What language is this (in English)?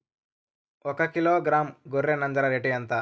Telugu